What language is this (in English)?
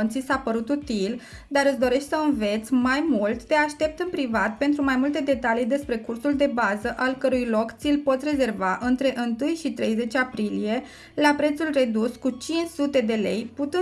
Romanian